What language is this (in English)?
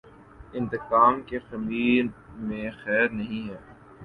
Urdu